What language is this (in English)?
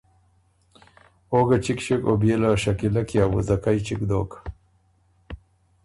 Ormuri